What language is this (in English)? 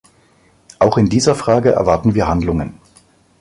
German